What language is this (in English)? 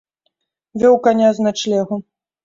Belarusian